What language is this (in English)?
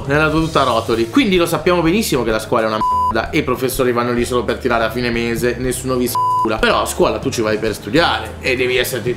Italian